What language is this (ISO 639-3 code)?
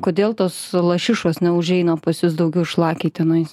lit